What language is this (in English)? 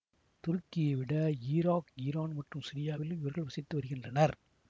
Tamil